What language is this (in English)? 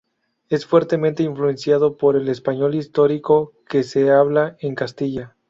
Spanish